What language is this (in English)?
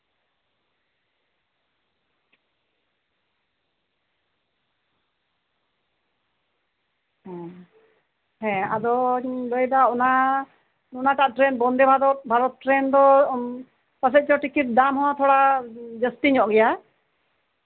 Santali